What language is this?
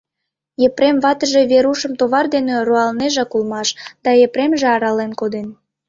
Mari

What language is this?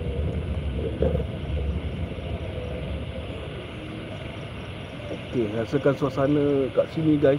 Malay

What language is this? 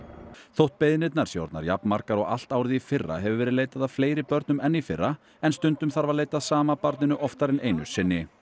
Icelandic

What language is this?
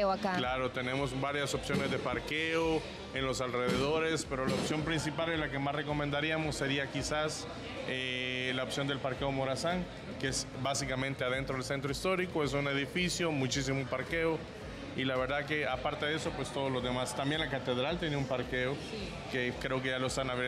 Spanish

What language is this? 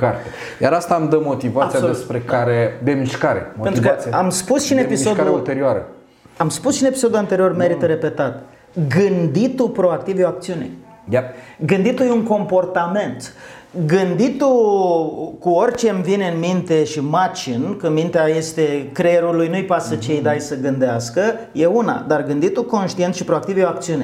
Romanian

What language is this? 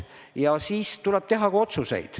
Estonian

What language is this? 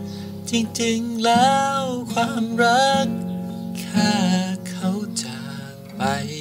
Thai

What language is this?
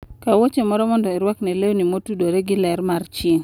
Luo (Kenya and Tanzania)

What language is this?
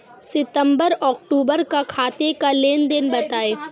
Hindi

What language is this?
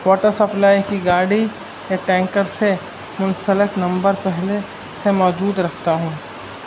Urdu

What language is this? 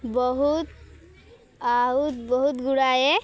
Odia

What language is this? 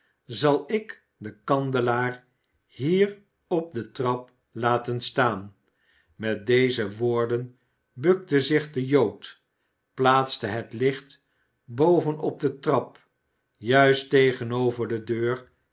Dutch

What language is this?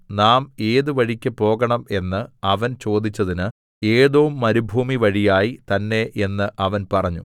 Malayalam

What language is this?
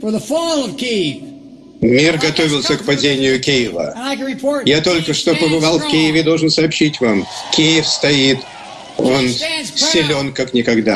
Russian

